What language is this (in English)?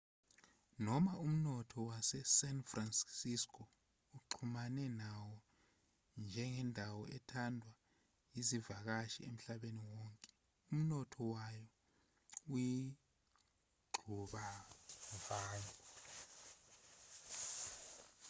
Zulu